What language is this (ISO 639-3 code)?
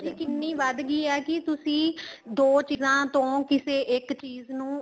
pan